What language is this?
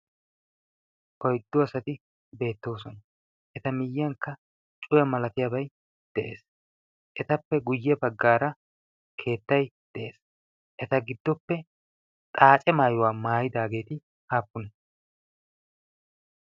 Wolaytta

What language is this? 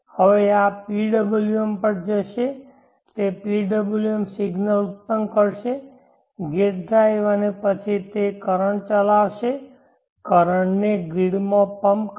Gujarati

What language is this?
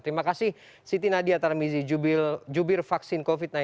Indonesian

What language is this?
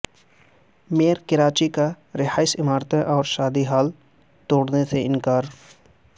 Urdu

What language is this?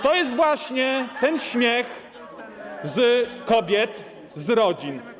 Polish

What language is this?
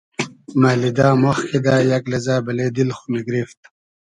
Hazaragi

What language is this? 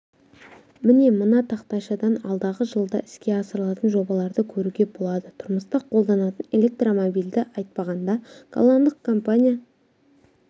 Kazakh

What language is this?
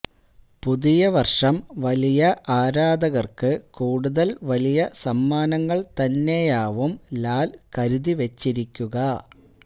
Malayalam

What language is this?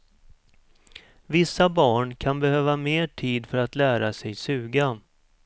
Swedish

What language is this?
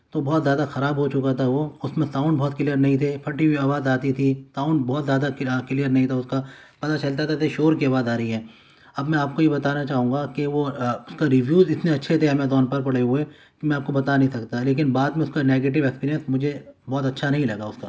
Urdu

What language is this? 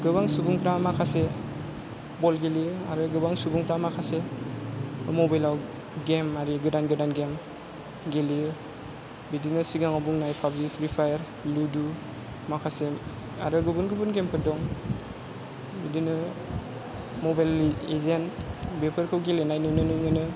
Bodo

